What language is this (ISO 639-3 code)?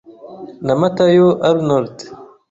kin